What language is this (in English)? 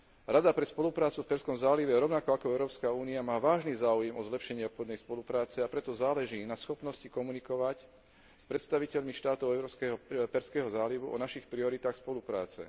Slovak